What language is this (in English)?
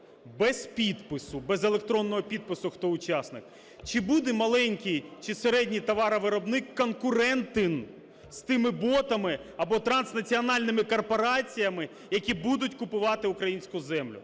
Ukrainian